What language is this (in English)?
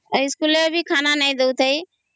Odia